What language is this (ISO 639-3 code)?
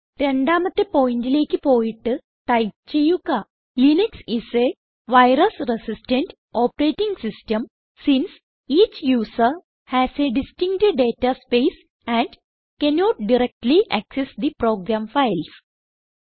mal